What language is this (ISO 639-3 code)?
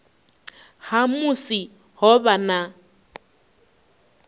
ven